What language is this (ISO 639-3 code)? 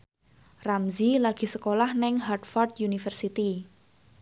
jav